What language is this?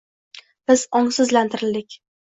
Uzbek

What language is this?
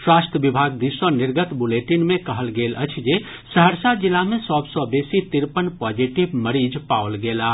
Maithili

